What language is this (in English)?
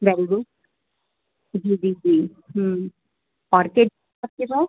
Urdu